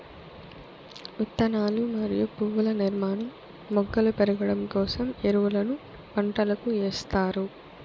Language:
Telugu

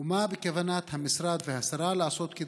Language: Hebrew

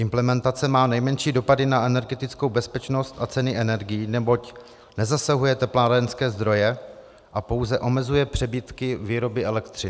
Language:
Czech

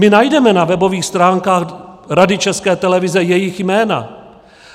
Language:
Czech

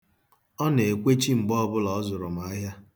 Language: Igbo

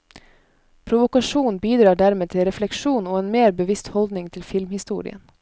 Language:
Norwegian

